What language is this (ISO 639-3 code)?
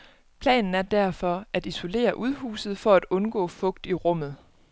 dan